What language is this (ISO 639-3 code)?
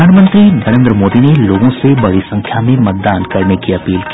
hin